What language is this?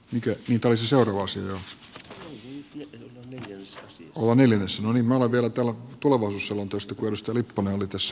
Finnish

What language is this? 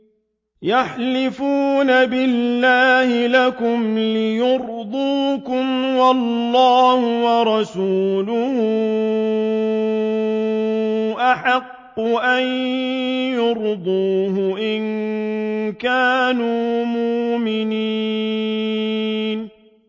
Arabic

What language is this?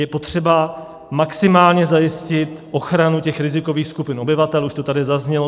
Czech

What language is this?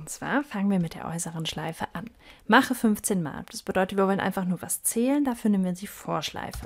German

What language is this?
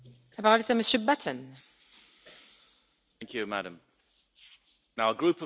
English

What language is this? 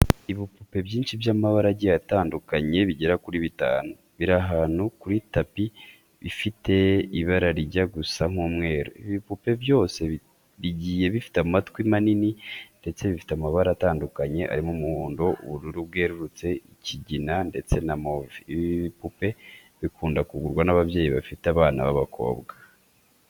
Kinyarwanda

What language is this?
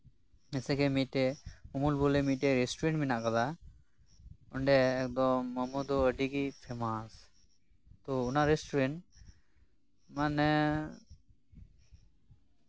Santali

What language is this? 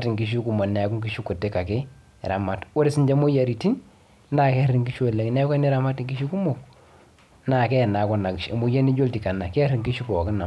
Masai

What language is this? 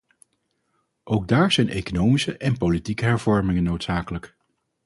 Dutch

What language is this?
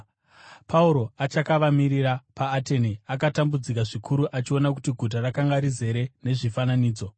Shona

